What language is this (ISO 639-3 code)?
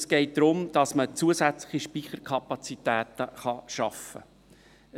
gsw